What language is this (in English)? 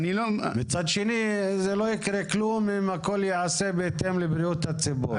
Hebrew